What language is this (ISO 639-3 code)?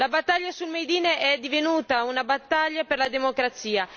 ita